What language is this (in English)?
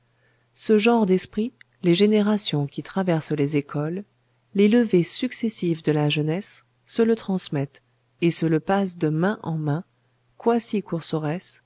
French